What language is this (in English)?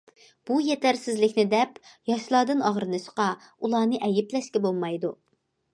Uyghur